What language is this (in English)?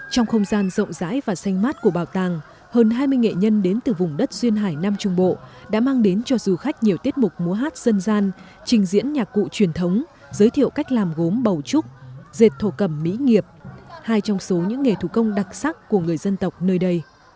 Vietnamese